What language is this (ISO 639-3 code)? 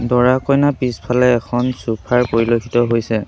asm